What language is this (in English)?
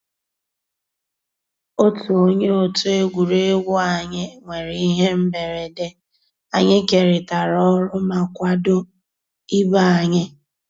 Igbo